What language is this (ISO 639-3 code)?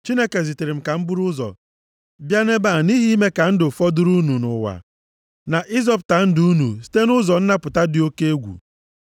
ibo